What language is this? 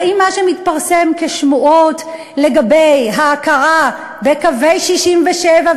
Hebrew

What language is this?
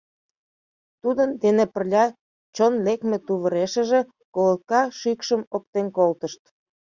Mari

